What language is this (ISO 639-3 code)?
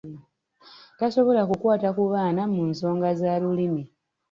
lug